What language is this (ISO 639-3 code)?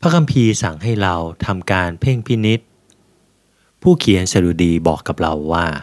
tha